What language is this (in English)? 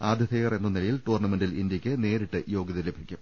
Malayalam